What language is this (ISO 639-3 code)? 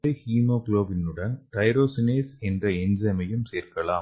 tam